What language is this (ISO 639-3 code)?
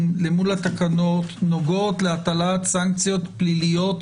heb